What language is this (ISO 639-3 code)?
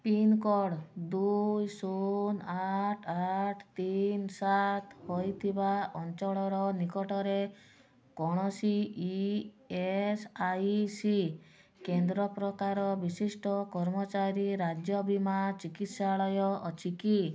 ori